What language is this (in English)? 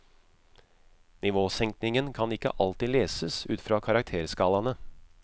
Norwegian